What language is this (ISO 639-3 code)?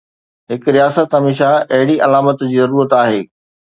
snd